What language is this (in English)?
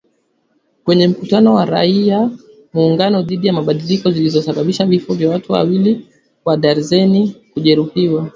Swahili